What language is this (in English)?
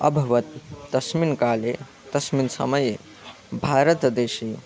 Sanskrit